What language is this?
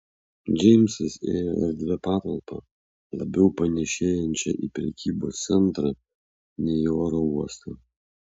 Lithuanian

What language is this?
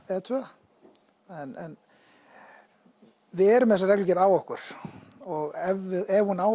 Icelandic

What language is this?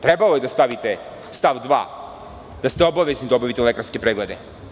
Serbian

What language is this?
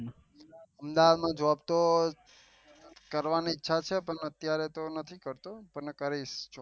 Gujarati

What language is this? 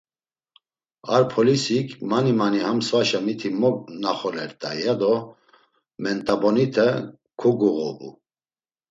Laz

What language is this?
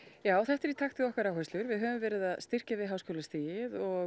Icelandic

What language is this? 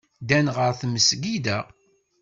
Kabyle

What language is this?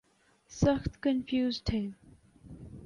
Urdu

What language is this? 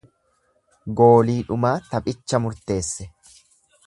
Oromo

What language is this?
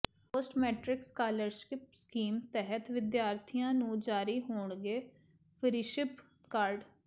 Punjabi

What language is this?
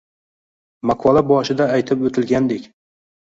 Uzbek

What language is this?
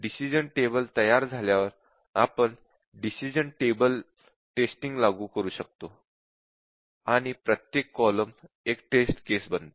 Marathi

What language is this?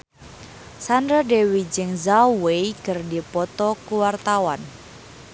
Sundanese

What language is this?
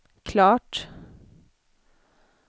Swedish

